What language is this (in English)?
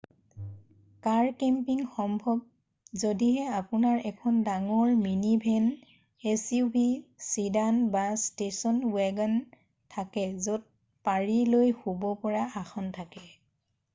Assamese